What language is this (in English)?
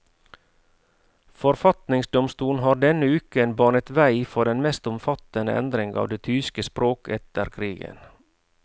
Norwegian